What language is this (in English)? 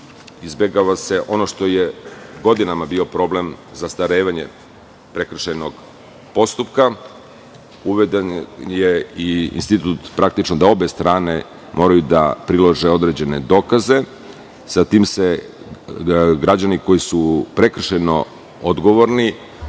Serbian